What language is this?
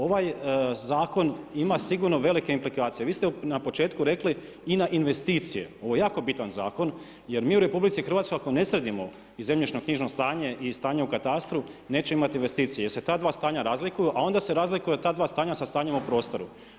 Croatian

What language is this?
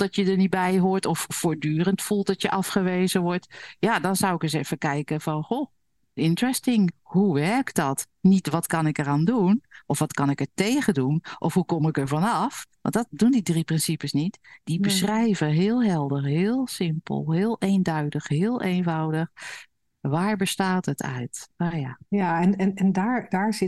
Dutch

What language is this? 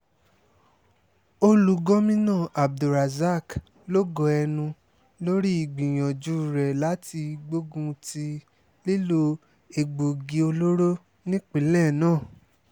Yoruba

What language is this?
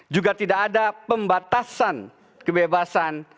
Indonesian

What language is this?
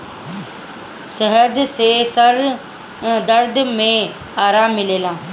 Bhojpuri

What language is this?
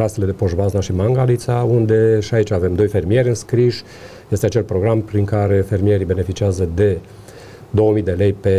Romanian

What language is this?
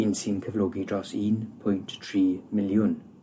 Welsh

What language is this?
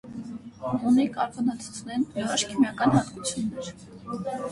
Armenian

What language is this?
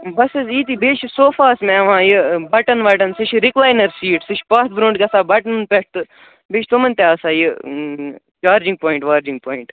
Kashmiri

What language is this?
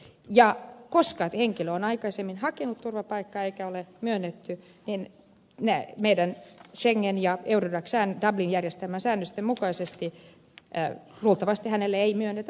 Finnish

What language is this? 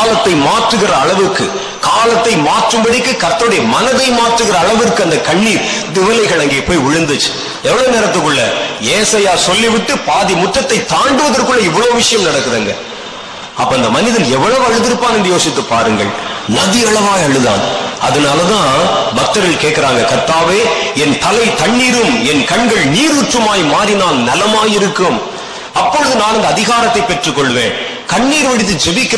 Tamil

